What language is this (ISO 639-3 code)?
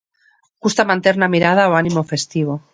glg